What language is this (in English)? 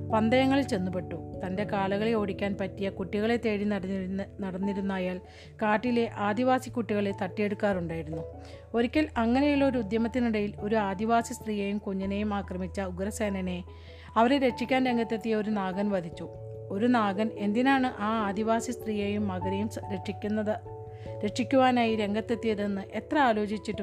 Malayalam